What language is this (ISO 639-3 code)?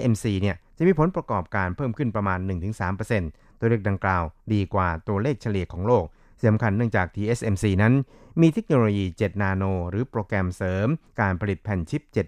tha